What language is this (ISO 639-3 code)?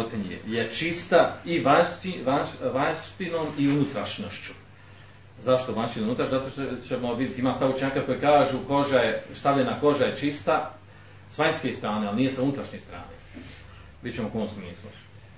hrv